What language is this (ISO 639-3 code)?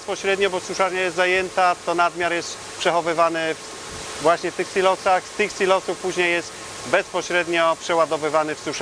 pol